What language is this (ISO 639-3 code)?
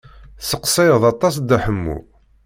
kab